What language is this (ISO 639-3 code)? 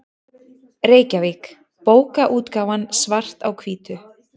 isl